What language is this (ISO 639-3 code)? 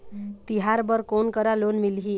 hne